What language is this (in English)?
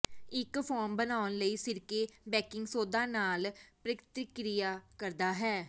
Punjabi